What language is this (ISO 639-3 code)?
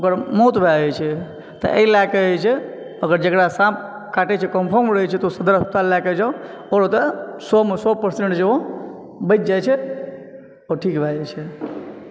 mai